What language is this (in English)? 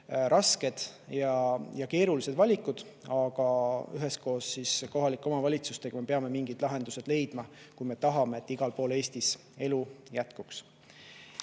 Estonian